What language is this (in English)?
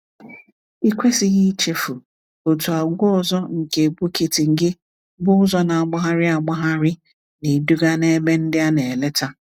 Igbo